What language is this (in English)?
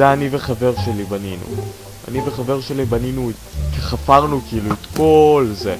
Hebrew